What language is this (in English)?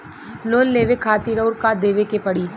Bhojpuri